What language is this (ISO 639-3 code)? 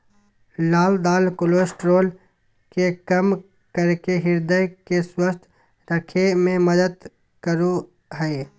mag